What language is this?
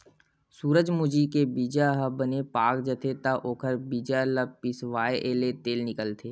Chhattisgarhi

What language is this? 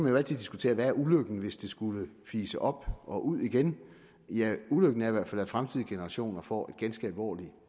Danish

